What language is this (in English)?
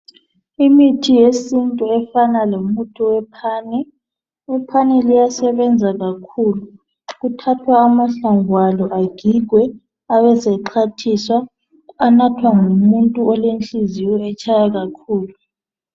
North Ndebele